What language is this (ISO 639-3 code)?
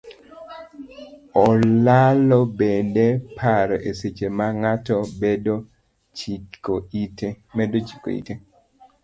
luo